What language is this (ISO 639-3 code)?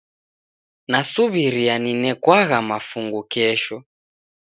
dav